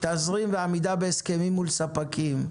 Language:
Hebrew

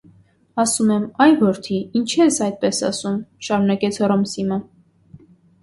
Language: Armenian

